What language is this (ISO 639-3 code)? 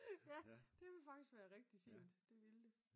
dan